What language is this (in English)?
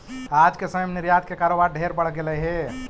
Magahi